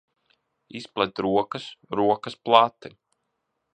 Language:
Latvian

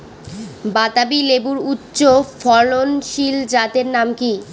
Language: Bangla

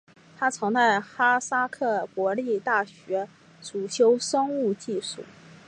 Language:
Chinese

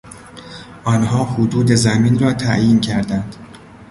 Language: Persian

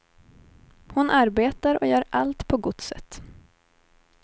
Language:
Swedish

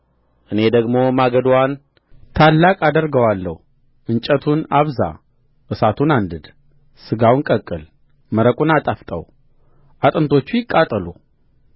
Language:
Amharic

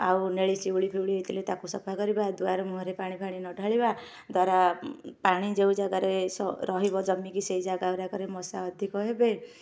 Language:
Odia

